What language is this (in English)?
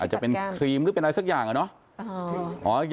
Thai